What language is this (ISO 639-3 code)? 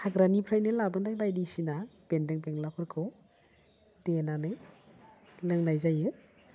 brx